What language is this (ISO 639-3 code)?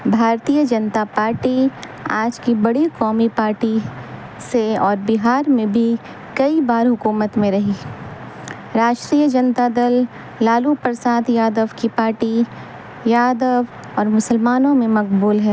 urd